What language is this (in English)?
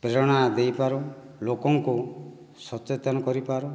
Odia